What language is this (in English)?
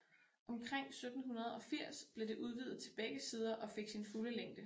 Danish